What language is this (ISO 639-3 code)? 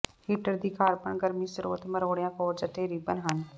pan